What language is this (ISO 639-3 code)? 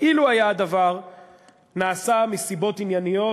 heb